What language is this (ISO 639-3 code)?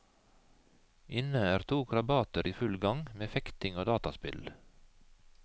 nor